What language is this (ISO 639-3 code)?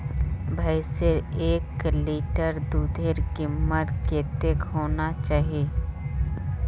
mag